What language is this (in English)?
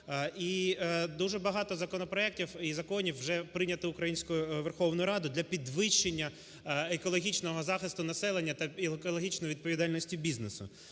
Ukrainian